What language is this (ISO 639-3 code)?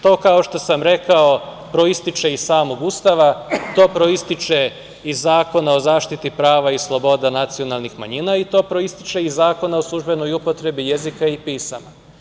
srp